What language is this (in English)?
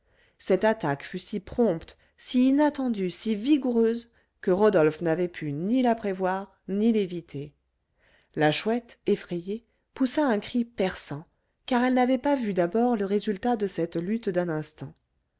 French